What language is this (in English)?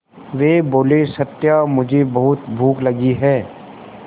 Hindi